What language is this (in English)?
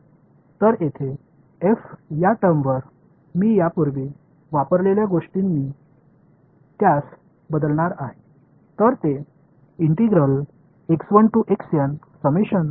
Marathi